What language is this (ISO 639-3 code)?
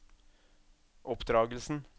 nor